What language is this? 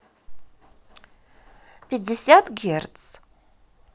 Russian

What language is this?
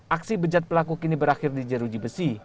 Indonesian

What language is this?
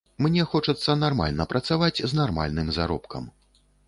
Belarusian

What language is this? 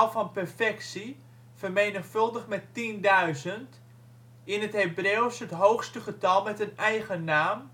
Dutch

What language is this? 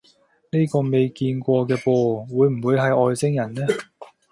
Cantonese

